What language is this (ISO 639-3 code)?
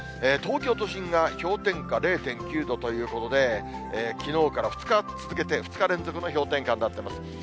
jpn